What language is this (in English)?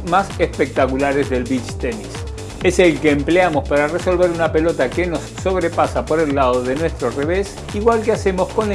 Spanish